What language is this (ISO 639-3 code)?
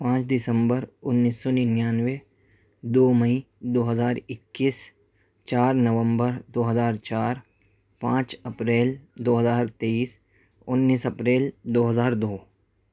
urd